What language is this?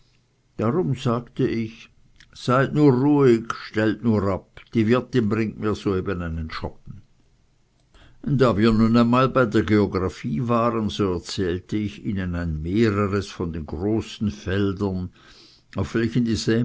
German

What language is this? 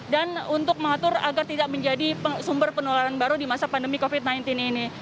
Indonesian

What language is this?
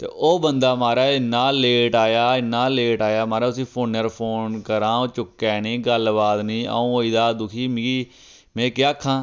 Dogri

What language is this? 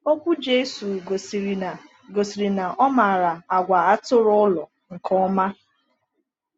Igbo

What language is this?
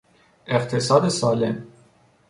Persian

